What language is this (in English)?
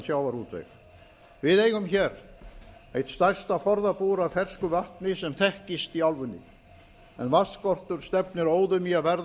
Icelandic